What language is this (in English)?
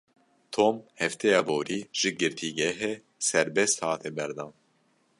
Kurdish